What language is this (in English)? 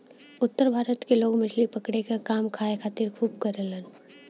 Bhojpuri